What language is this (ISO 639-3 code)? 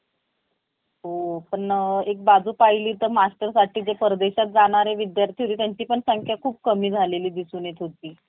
mar